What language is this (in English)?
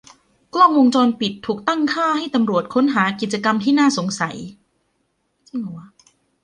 Thai